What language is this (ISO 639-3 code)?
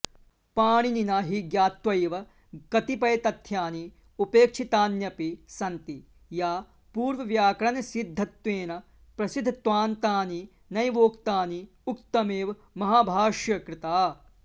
san